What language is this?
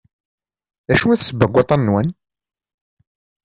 Kabyle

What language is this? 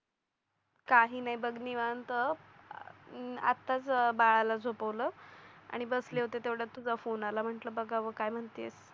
Marathi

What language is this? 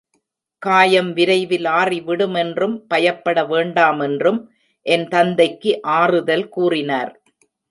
Tamil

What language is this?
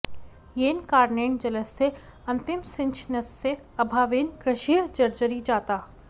Sanskrit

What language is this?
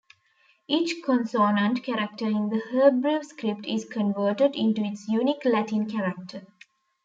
English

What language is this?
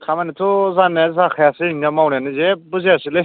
Bodo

